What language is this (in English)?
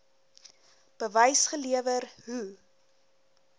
Afrikaans